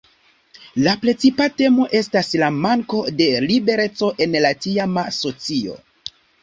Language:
Esperanto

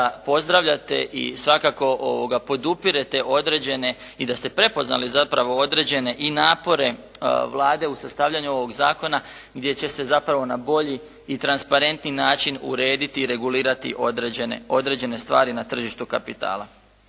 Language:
Croatian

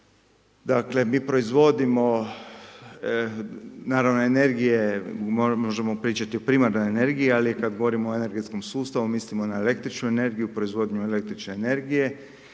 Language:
Croatian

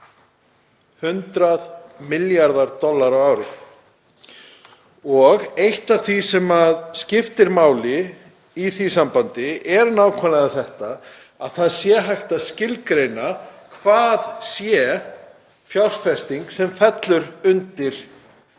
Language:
Icelandic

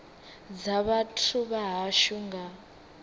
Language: Venda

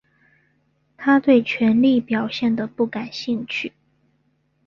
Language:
Chinese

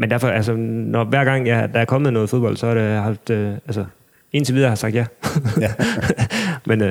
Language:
Danish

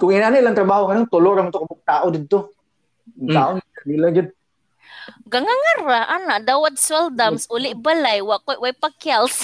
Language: Filipino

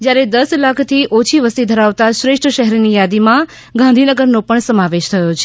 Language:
Gujarati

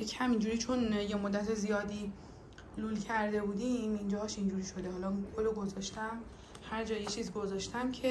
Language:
Persian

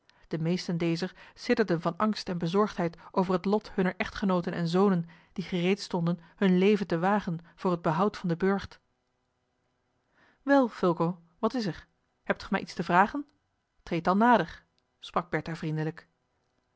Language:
Dutch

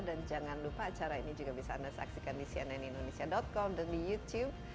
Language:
Indonesian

